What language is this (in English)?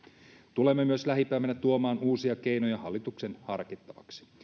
Finnish